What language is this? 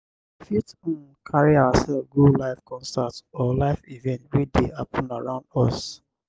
Nigerian Pidgin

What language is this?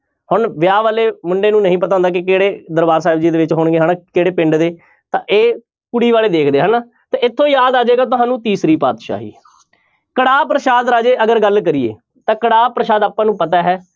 Punjabi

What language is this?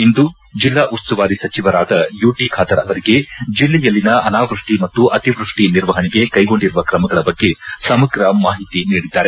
Kannada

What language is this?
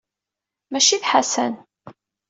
Kabyle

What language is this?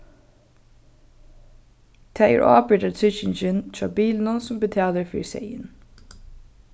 Faroese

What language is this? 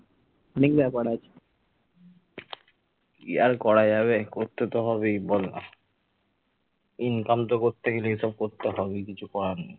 Bangla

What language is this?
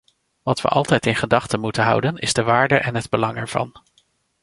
Dutch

